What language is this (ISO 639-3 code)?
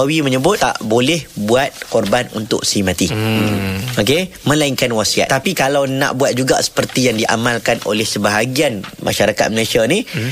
msa